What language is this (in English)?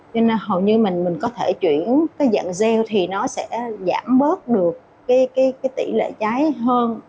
Vietnamese